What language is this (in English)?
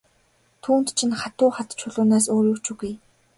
Mongolian